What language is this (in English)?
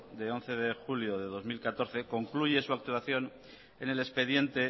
Spanish